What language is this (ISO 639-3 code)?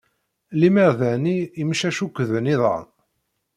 kab